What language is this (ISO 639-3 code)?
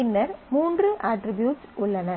tam